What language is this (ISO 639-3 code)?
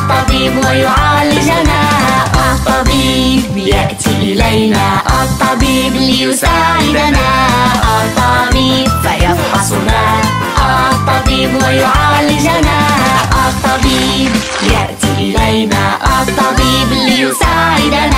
ara